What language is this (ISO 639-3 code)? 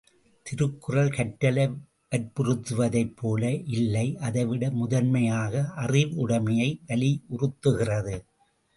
tam